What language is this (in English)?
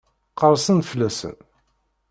Kabyle